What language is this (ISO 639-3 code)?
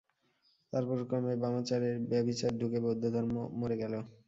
ben